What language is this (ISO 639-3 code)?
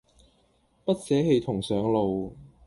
yue